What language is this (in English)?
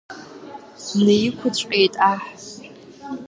Abkhazian